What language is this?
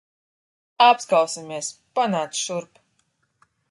Latvian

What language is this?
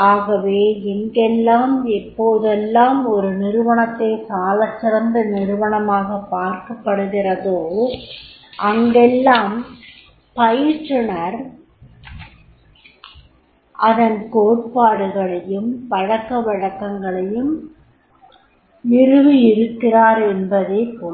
Tamil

